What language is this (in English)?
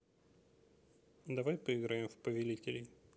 Russian